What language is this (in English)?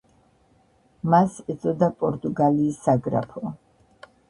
Georgian